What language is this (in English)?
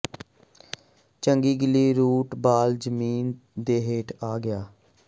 Punjabi